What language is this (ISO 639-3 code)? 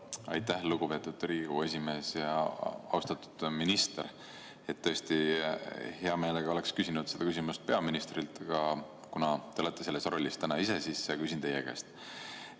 est